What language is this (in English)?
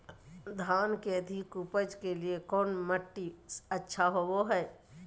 Magahi